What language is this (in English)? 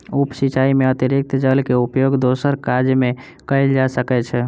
Maithili